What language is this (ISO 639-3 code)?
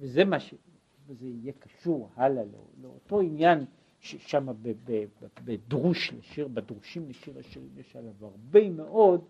heb